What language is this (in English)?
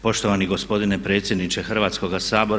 Croatian